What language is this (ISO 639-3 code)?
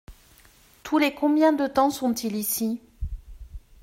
fra